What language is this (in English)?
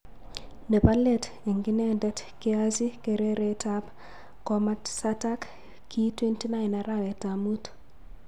Kalenjin